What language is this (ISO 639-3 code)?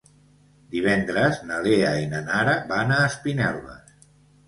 cat